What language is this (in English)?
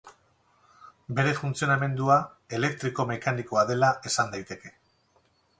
Basque